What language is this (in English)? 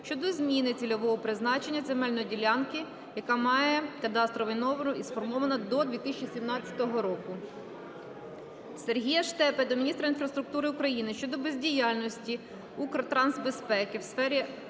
Ukrainian